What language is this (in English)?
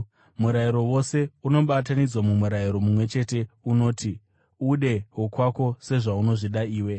Shona